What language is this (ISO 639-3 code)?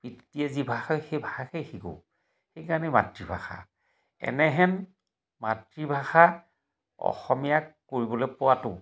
asm